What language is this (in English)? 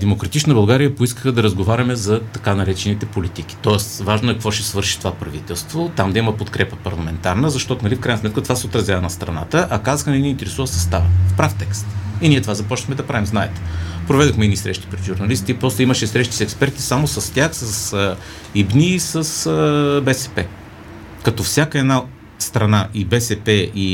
Bulgarian